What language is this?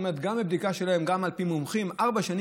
Hebrew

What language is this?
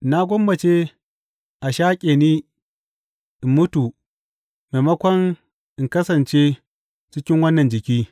Hausa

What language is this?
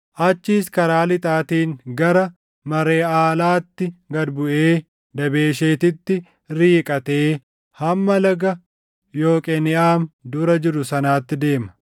Oromo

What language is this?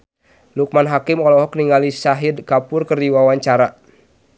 Sundanese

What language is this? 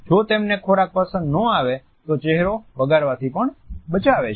Gujarati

